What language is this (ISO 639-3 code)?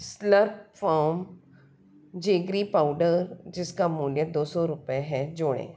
hin